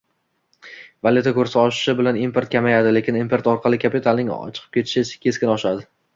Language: Uzbek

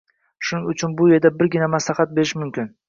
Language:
Uzbek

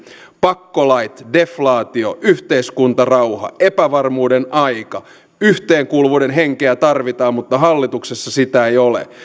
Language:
Finnish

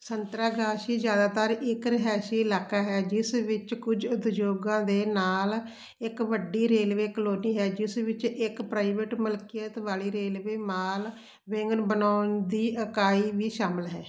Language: Punjabi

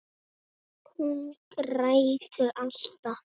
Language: Icelandic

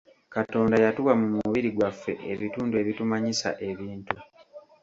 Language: Ganda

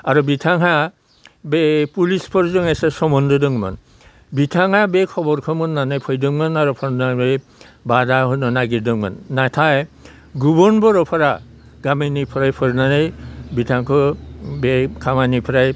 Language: Bodo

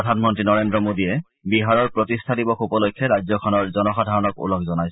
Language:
Assamese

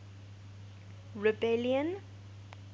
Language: English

